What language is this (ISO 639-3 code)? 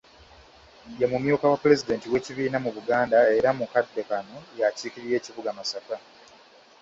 lug